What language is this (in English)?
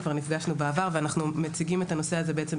Hebrew